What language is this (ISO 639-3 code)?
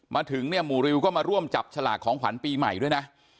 tha